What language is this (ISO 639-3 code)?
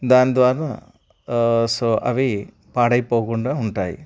tel